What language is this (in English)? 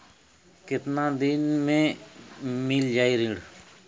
Bhojpuri